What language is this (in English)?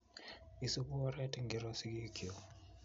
Kalenjin